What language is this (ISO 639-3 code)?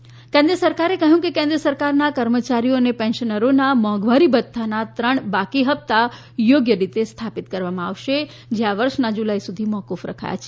guj